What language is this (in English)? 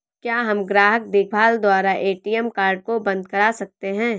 Hindi